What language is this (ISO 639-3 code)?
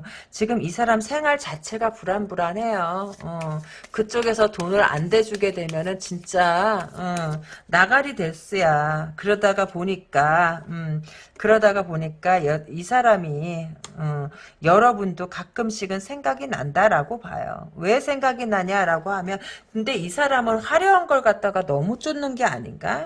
kor